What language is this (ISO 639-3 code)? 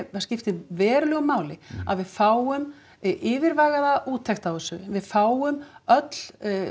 isl